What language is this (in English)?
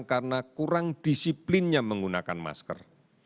Indonesian